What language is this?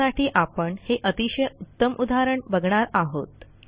Marathi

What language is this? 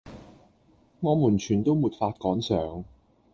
Cantonese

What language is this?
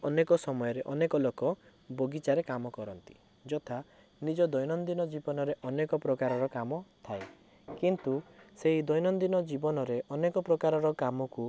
Odia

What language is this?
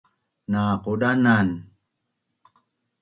Bunun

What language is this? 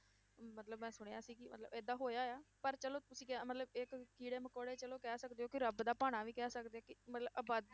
Punjabi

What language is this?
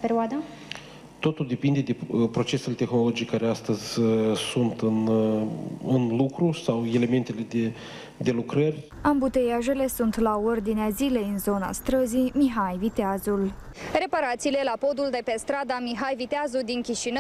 Romanian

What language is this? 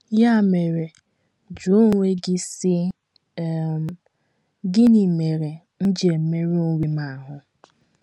Igbo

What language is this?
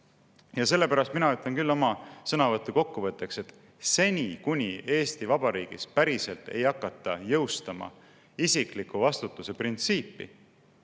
Estonian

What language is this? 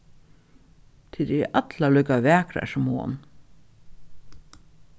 Faroese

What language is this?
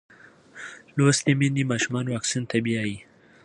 Pashto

